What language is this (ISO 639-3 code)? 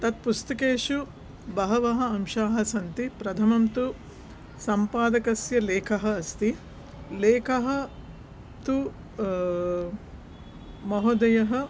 san